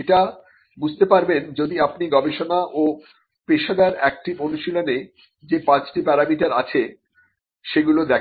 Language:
Bangla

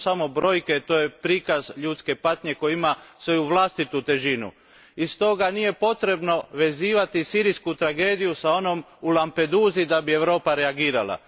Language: Croatian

